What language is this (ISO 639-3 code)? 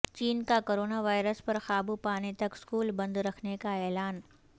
urd